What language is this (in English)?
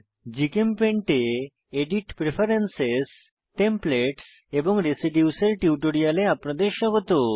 Bangla